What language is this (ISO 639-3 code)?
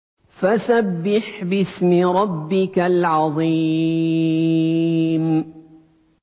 ara